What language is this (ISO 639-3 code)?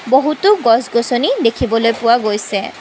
asm